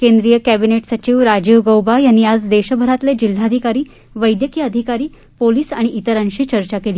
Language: Marathi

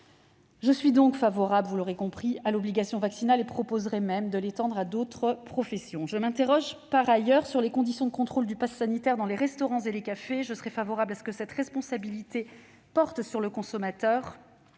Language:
French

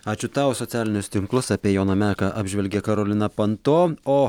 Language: Lithuanian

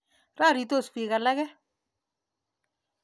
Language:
Kalenjin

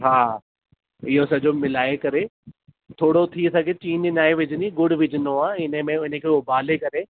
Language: Sindhi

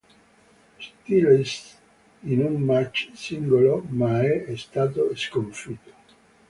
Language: Italian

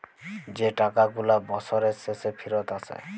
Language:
Bangla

